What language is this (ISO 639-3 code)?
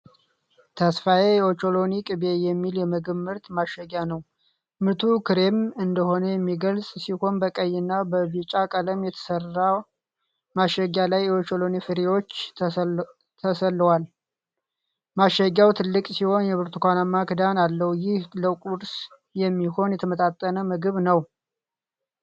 amh